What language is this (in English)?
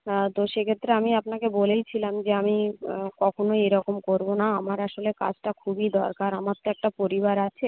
Bangla